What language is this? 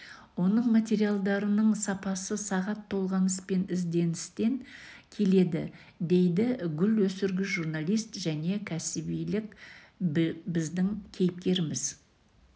Kazakh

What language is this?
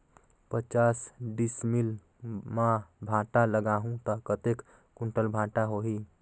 Chhattisgarhi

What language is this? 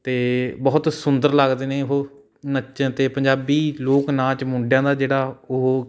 Punjabi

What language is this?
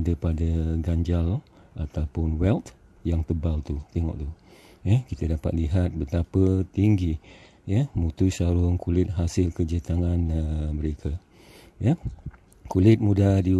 Malay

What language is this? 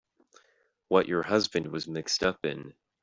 English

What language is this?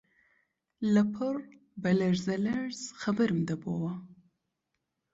Central Kurdish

